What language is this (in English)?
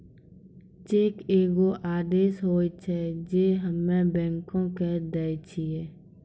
Maithili